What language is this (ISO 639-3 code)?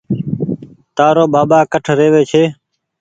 gig